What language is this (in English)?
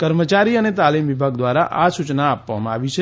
Gujarati